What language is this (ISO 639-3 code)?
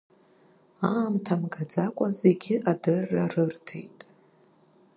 abk